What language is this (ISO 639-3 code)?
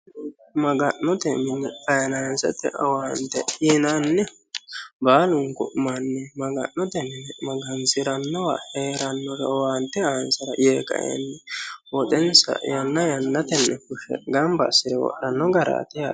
sid